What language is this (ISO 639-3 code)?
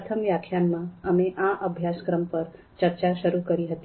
guj